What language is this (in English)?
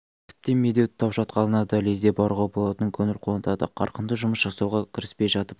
Kazakh